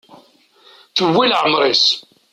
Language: Kabyle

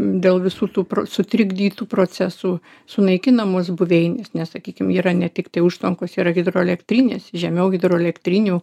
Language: Lithuanian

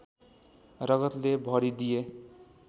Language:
Nepali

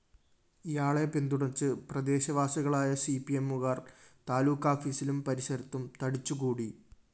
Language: Malayalam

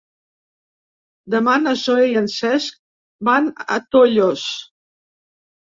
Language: Catalan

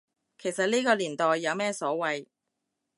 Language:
Cantonese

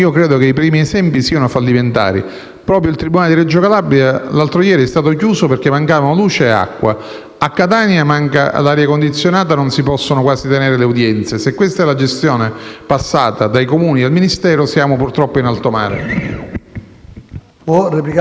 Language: Italian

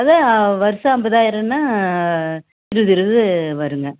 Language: Tamil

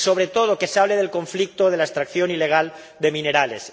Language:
Spanish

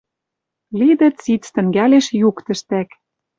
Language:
Western Mari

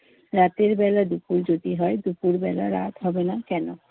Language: Bangla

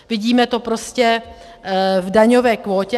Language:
Czech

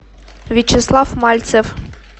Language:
Russian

